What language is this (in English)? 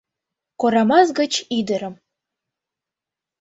Mari